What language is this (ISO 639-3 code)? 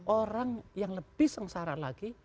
ind